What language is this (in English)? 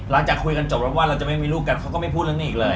Thai